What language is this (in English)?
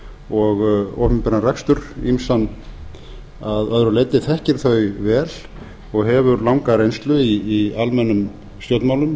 Icelandic